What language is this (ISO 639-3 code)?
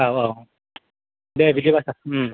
brx